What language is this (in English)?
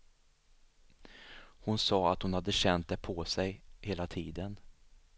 Swedish